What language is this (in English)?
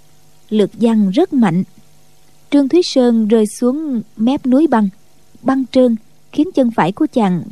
Vietnamese